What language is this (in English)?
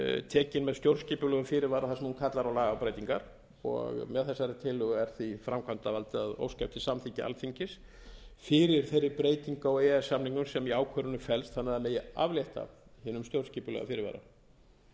Icelandic